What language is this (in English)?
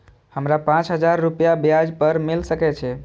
Maithili